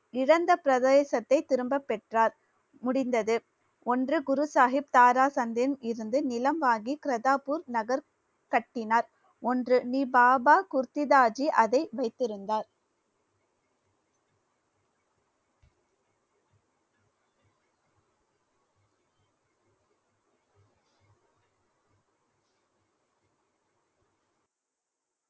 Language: Tamil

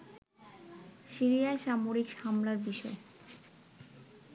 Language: Bangla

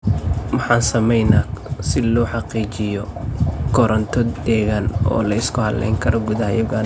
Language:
Somali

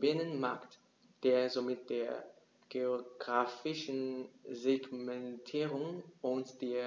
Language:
German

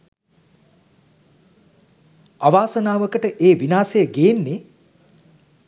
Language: Sinhala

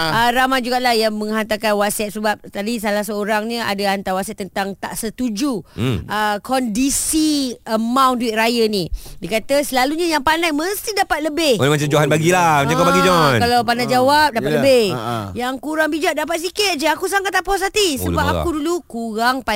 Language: Malay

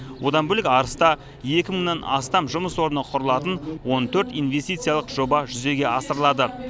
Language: Kazakh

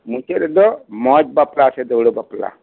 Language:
Santali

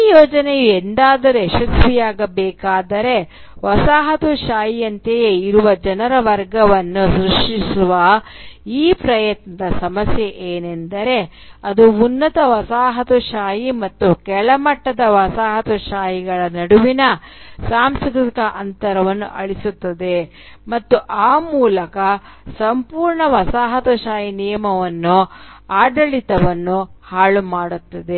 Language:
Kannada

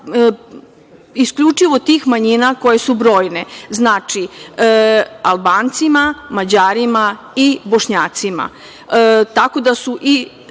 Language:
Serbian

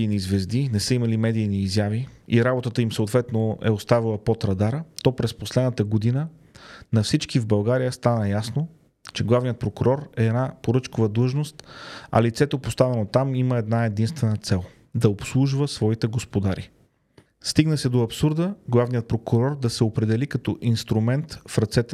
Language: Bulgarian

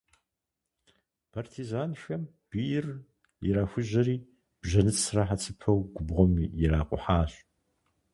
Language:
Kabardian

